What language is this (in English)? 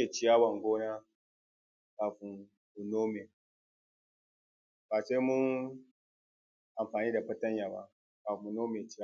Hausa